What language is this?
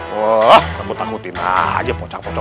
Indonesian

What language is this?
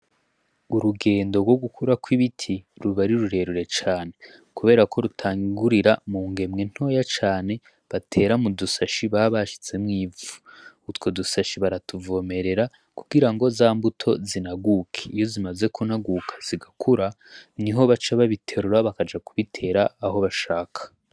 Rundi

